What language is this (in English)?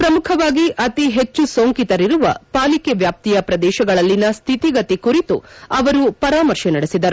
Kannada